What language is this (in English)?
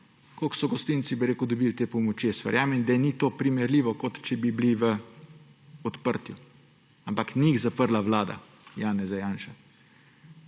Slovenian